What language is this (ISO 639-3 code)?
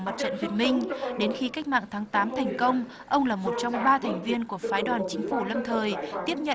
vie